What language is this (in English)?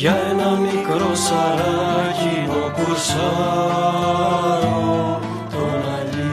Greek